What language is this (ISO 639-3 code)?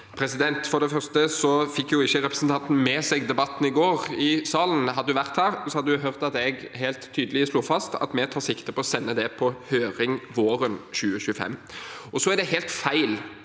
nor